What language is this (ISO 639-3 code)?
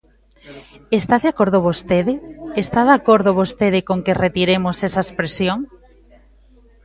glg